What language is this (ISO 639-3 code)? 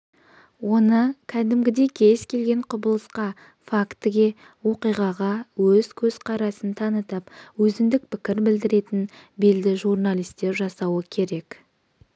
kaz